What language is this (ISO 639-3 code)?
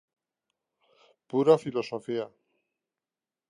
glg